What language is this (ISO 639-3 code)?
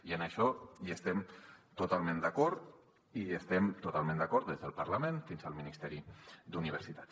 cat